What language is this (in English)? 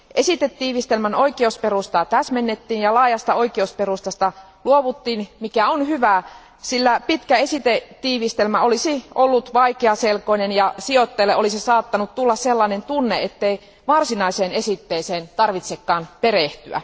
Finnish